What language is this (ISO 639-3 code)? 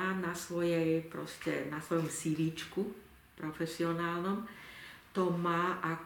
slk